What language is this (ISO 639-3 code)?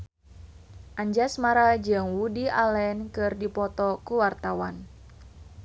sun